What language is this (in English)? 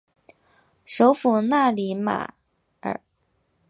Chinese